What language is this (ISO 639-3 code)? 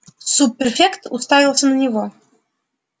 rus